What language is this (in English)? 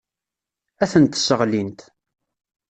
Kabyle